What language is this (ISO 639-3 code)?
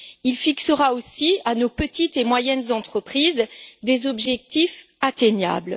fra